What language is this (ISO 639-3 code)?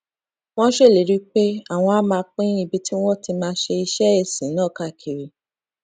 yor